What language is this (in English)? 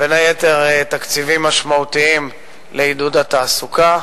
Hebrew